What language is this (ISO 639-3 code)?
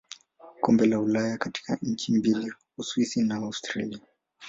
swa